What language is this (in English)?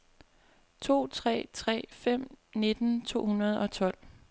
Danish